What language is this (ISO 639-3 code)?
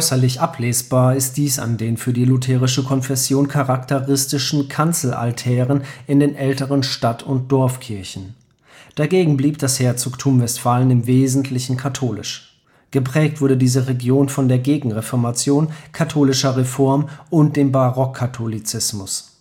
deu